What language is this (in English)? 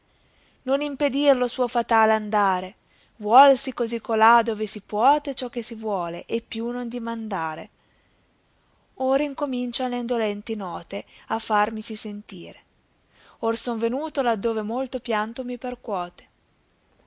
Italian